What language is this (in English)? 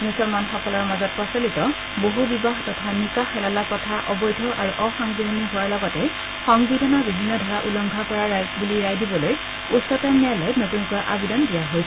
Assamese